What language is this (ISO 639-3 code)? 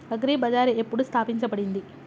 tel